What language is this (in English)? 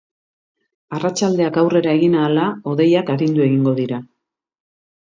Basque